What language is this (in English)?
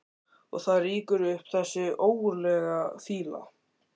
Icelandic